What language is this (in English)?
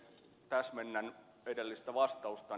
Finnish